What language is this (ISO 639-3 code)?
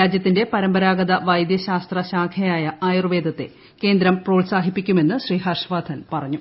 mal